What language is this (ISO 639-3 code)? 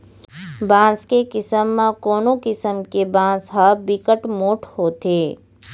hne